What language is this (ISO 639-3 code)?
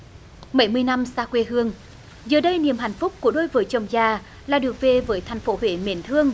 vie